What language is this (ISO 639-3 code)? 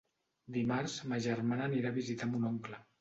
cat